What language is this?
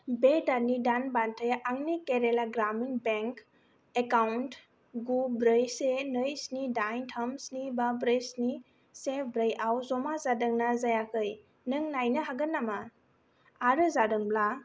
Bodo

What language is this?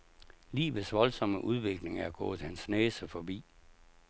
Danish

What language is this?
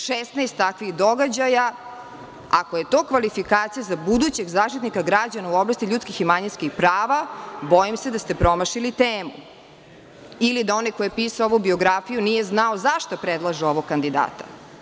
Serbian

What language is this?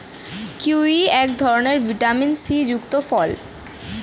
Bangla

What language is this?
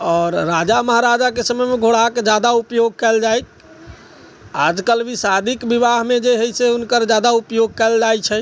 Maithili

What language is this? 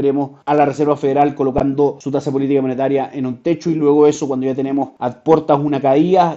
Spanish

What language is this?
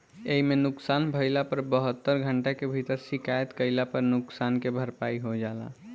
Bhojpuri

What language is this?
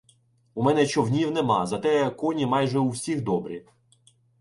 Ukrainian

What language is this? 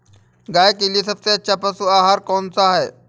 Hindi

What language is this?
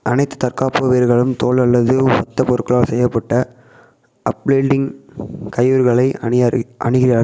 Tamil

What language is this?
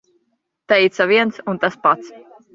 Latvian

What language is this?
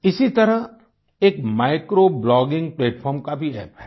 Hindi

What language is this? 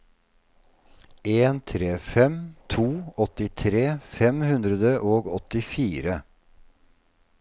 Norwegian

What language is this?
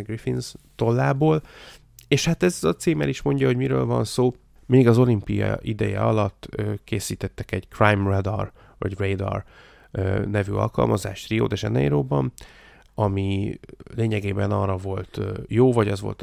Hungarian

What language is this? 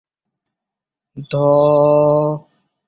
Bangla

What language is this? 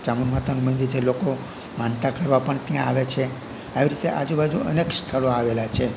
Gujarati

